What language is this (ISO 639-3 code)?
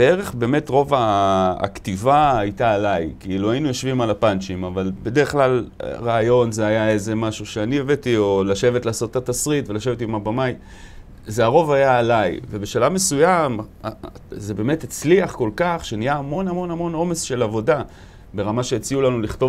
heb